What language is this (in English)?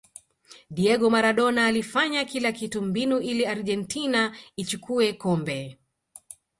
Swahili